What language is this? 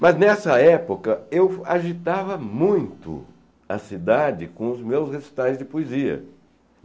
Portuguese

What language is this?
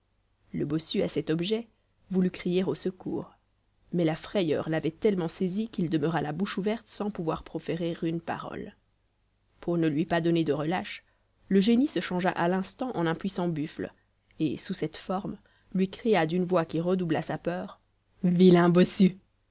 French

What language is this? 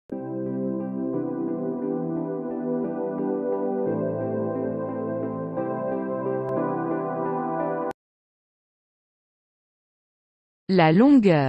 French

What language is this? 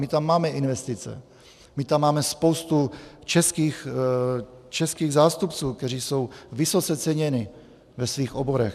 Czech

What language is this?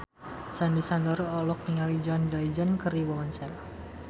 Sundanese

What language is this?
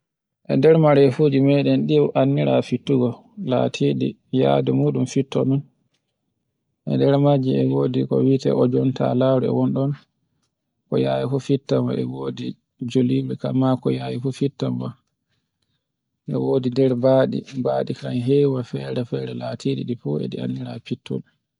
Borgu Fulfulde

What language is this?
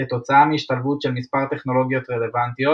Hebrew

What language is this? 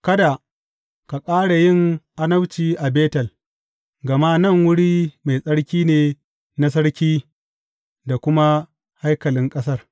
Hausa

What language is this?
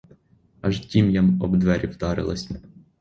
Ukrainian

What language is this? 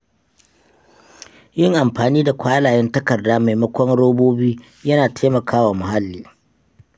Hausa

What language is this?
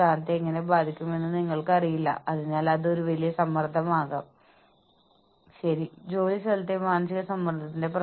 Malayalam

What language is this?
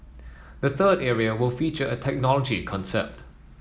English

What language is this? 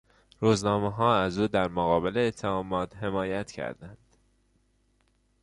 Persian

